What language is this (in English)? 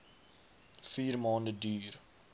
Afrikaans